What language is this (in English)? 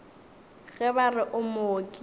Northern Sotho